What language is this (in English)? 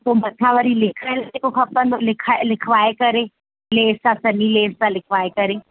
Sindhi